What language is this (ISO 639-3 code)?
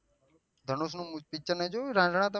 guj